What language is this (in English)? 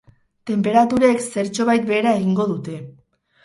Basque